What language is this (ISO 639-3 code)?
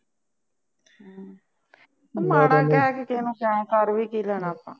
pan